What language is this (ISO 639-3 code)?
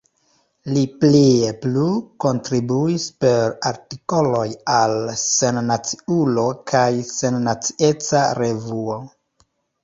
epo